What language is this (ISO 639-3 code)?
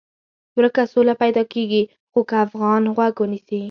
pus